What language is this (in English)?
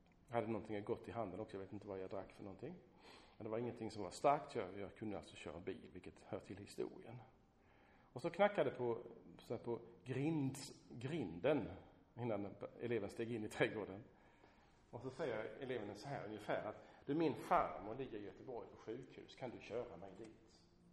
Swedish